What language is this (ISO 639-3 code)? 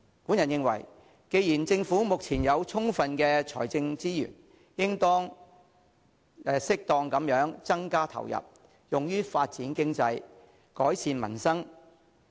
yue